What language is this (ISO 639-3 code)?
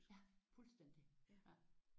dan